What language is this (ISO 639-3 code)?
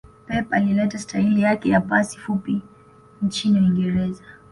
swa